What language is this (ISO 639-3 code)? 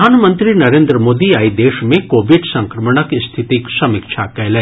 mai